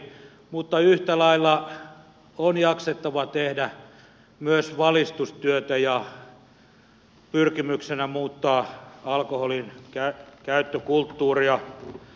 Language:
Finnish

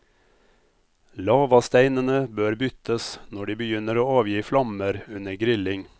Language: Norwegian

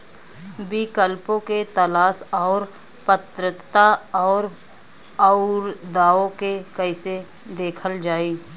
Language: Bhojpuri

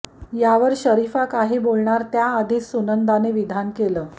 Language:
Marathi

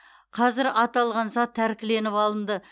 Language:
Kazakh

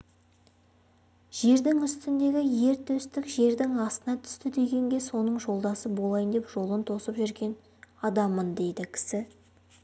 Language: Kazakh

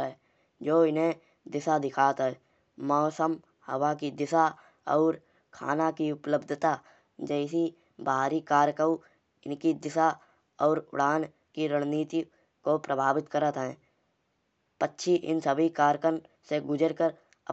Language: Kanauji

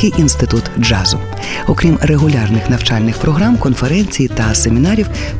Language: Ukrainian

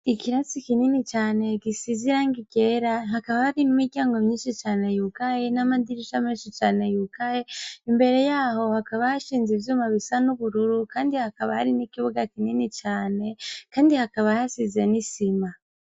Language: Rundi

